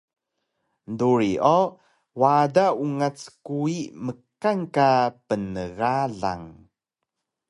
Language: Taroko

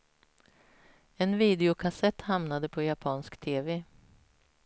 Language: Swedish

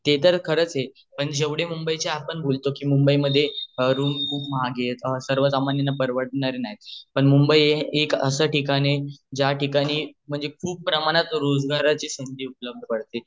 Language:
Marathi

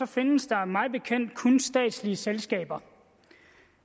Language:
Danish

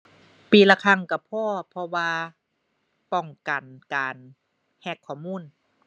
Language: Thai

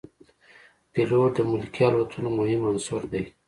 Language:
Pashto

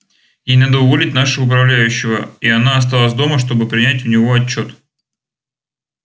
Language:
Russian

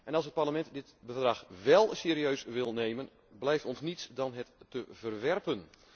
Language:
Dutch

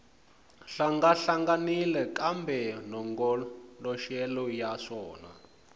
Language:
Tsonga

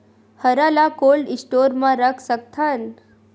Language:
Chhattisgarhi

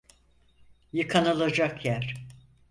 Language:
Turkish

